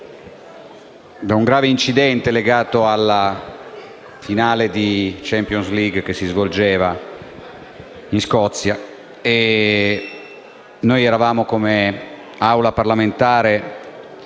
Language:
Italian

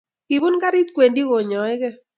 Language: Kalenjin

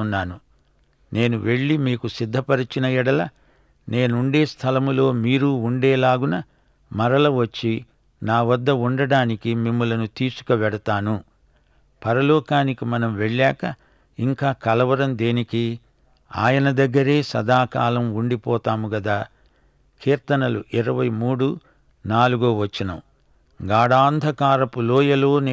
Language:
Telugu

